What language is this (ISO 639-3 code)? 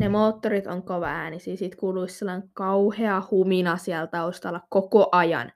fin